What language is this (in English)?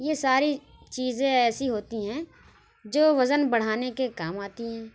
Urdu